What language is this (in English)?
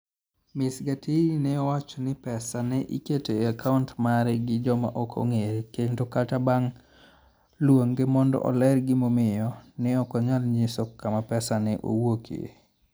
Luo (Kenya and Tanzania)